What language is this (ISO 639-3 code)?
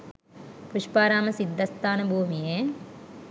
sin